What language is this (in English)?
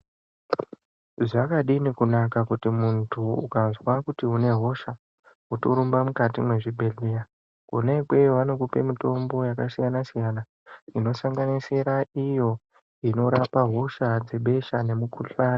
Ndau